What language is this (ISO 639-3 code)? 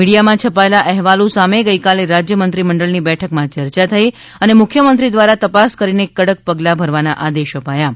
guj